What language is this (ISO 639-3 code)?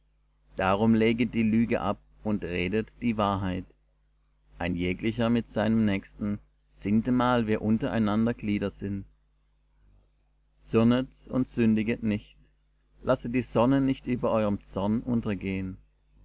deu